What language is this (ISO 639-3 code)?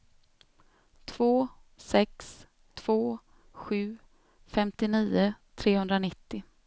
swe